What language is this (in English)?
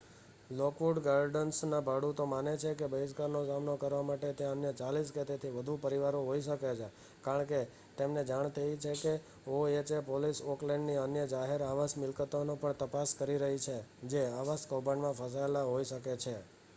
Gujarati